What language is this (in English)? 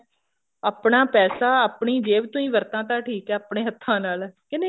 Punjabi